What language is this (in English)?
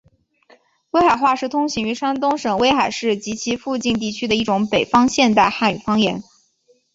Chinese